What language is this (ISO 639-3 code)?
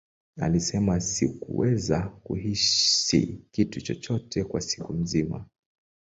swa